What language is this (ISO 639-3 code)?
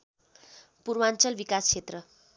nep